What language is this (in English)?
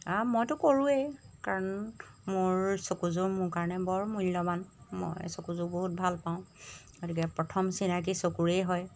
Assamese